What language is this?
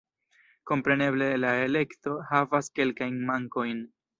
Esperanto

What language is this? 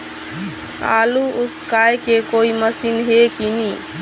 Chhattisgarhi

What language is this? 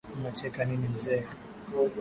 Swahili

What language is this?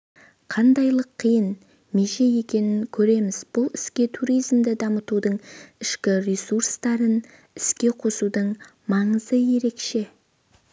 Kazakh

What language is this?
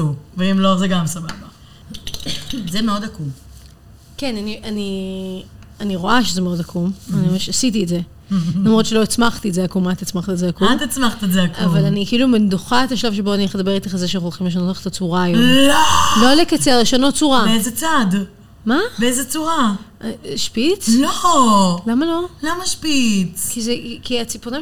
Hebrew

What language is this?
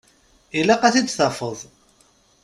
Kabyle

